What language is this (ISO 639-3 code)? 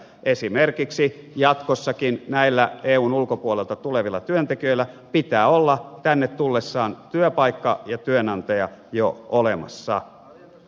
fin